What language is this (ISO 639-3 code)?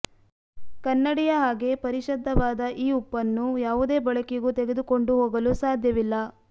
kan